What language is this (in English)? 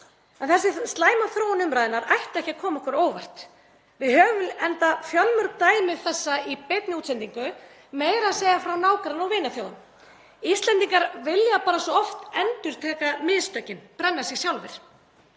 Icelandic